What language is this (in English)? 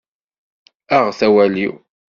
Kabyle